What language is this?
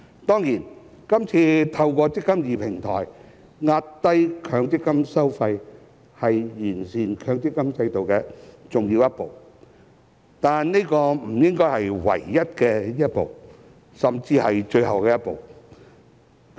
Cantonese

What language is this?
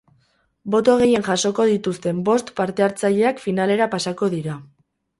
Basque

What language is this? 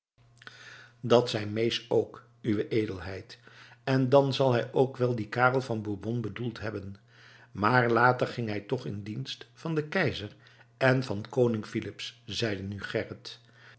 Dutch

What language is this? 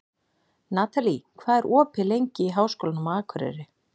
Icelandic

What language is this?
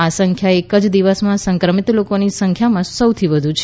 Gujarati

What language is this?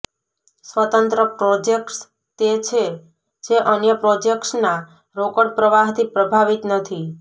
Gujarati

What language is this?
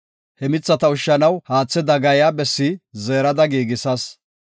Gofa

